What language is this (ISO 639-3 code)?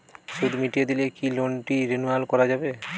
ben